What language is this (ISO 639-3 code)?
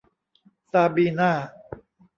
tha